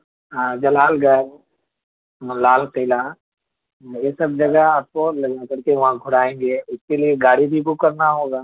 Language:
Urdu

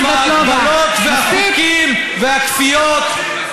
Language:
Hebrew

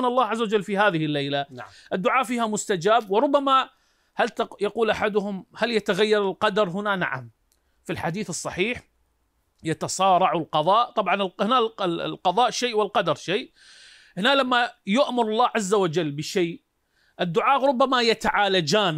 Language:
Arabic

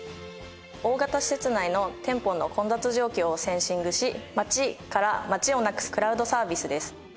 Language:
Japanese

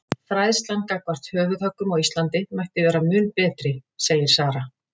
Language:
Icelandic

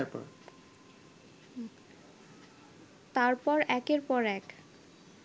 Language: Bangla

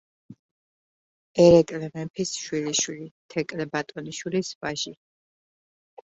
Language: Georgian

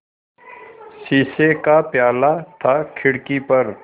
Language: Hindi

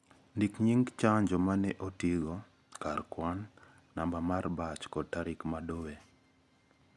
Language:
Luo (Kenya and Tanzania)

